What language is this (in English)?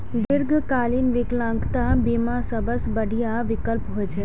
Maithili